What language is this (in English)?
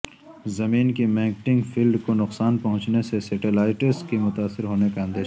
Urdu